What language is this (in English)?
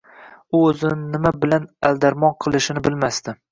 Uzbek